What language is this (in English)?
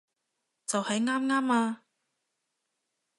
Cantonese